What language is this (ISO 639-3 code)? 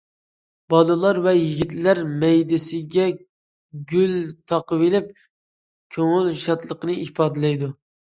uig